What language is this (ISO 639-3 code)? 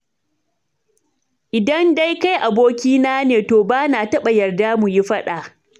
hau